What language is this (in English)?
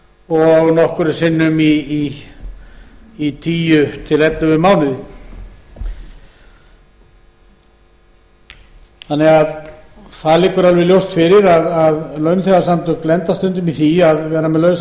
Icelandic